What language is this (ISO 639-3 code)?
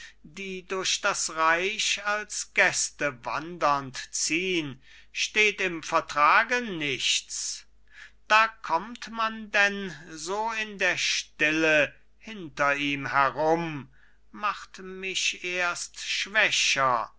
deu